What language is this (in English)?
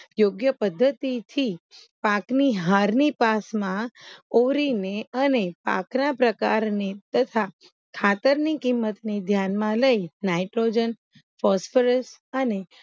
Gujarati